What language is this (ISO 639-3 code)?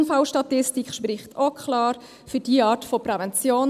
gsw